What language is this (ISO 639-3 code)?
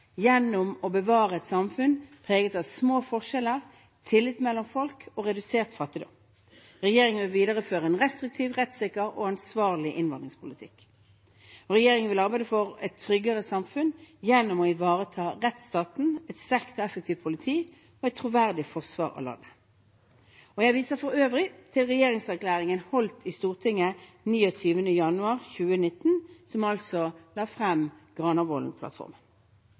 nob